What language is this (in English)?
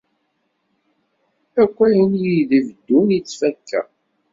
Kabyle